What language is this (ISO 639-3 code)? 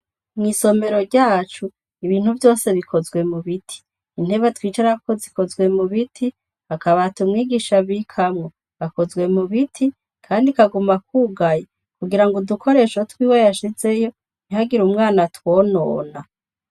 run